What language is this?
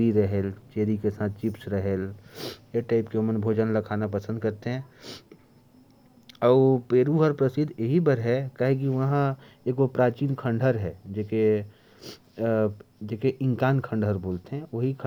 Korwa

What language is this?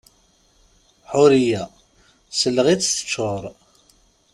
Kabyle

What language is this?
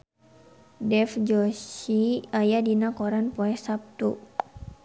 Sundanese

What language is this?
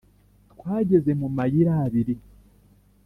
Kinyarwanda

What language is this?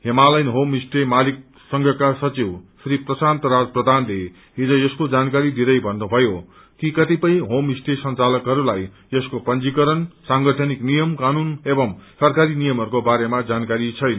Nepali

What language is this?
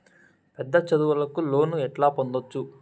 Telugu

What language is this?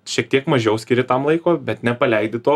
Lithuanian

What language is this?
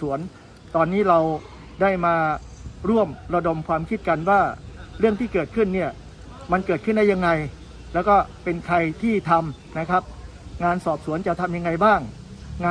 Thai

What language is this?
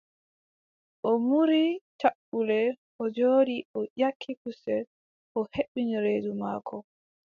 Adamawa Fulfulde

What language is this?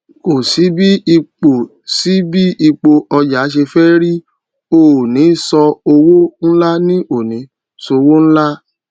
Yoruba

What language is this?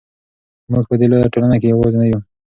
Pashto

